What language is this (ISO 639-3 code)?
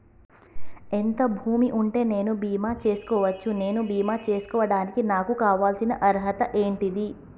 tel